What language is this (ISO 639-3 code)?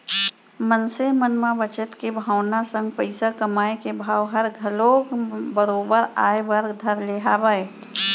hne